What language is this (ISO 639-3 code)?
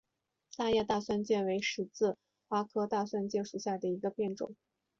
zho